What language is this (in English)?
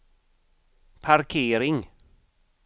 Swedish